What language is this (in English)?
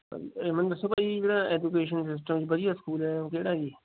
Punjabi